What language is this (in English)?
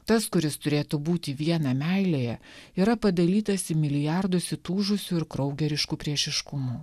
Lithuanian